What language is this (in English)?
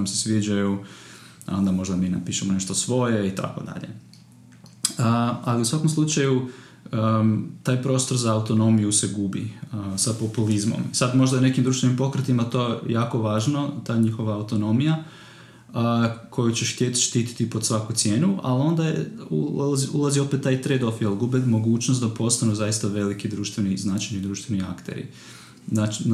Croatian